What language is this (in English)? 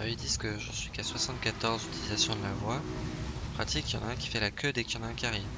French